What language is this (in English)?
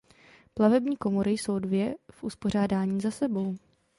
Czech